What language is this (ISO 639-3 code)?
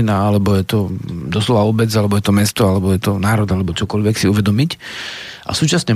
slk